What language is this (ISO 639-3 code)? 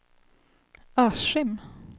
swe